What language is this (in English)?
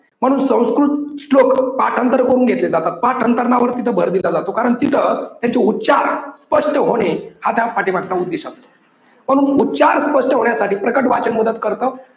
Marathi